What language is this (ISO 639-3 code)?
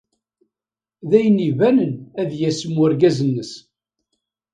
kab